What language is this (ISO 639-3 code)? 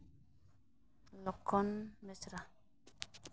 sat